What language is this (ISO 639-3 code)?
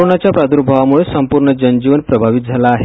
mar